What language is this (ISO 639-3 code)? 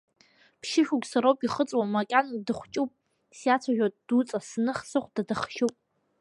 abk